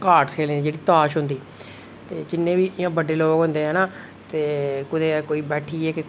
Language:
Dogri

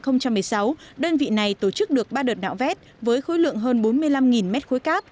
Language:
Vietnamese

